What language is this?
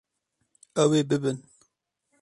Kurdish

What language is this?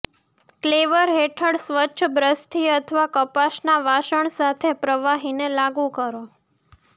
Gujarati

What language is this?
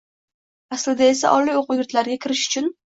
Uzbek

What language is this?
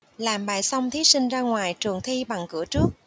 Vietnamese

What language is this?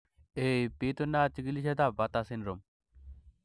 Kalenjin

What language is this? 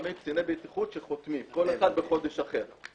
Hebrew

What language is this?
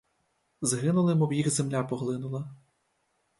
Ukrainian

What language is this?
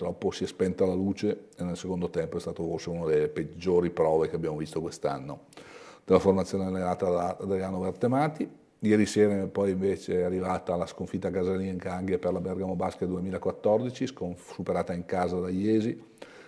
Italian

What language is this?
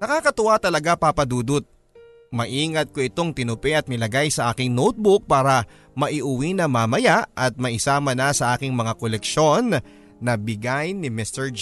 Filipino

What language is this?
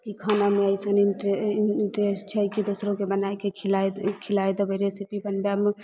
Maithili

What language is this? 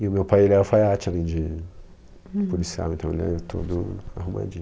Portuguese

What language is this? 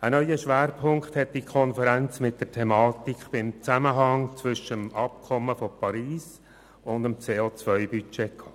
Swiss German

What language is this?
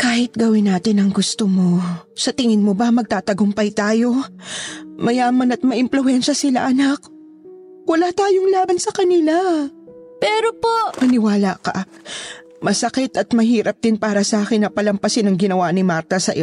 Filipino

